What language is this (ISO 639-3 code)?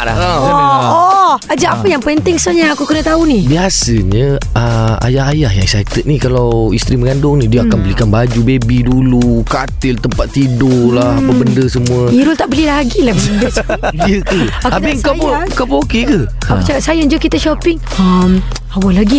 msa